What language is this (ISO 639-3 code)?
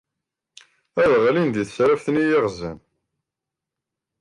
kab